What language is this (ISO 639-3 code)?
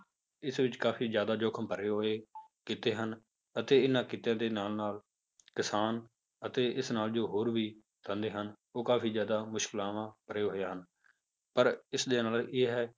pan